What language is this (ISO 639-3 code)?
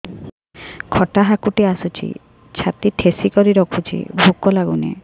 ori